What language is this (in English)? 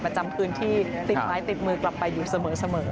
Thai